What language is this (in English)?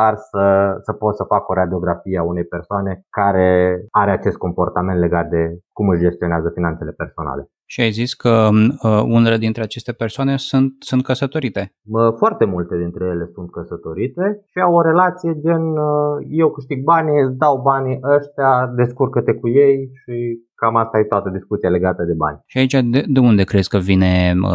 Romanian